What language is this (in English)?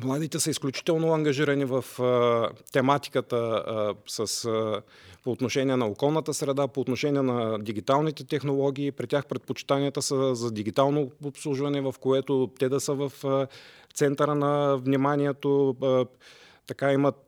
Bulgarian